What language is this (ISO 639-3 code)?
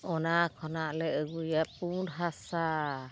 sat